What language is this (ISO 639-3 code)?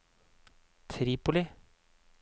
nor